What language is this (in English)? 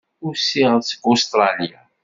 Kabyle